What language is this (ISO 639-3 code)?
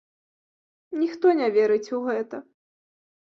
bel